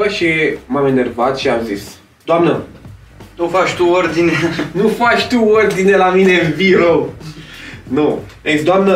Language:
Romanian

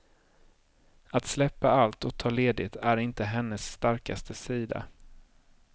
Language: Swedish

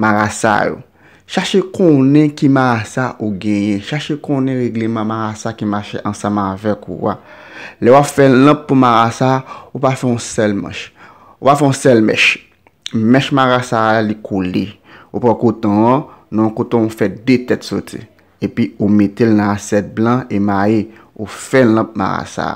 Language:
French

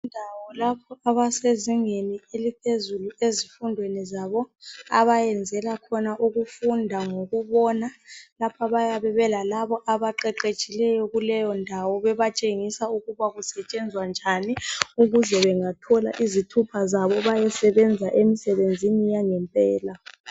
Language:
North Ndebele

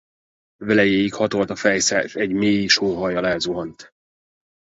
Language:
Hungarian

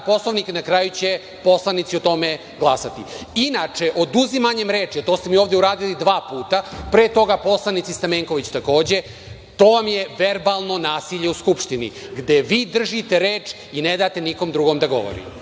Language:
Serbian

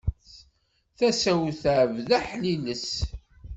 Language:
Kabyle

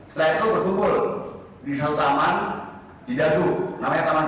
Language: Indonesian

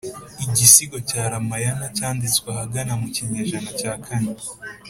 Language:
Kinyarwanda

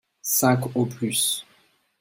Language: French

